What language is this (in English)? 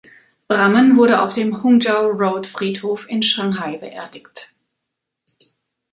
German